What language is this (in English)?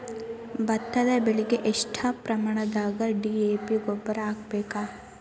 Kannada